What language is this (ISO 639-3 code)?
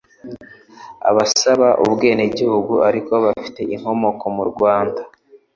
kin